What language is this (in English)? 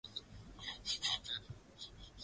Swahili